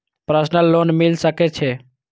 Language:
Maithili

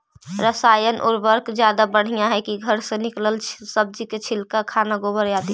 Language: Magahi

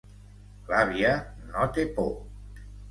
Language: Catalan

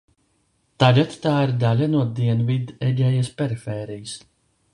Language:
Latvian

